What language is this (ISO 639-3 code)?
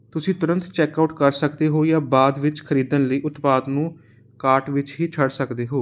pan